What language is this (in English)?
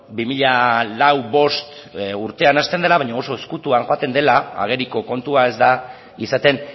Basque